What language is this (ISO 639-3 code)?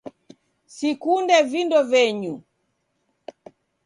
dav